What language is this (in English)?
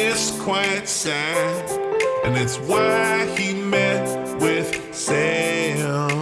English